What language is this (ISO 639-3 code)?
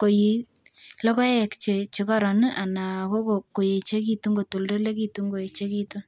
kln